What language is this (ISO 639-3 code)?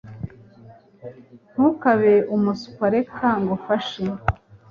kin